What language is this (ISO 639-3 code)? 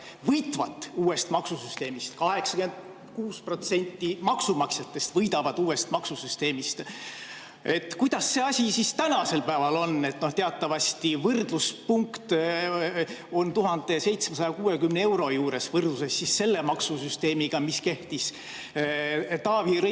est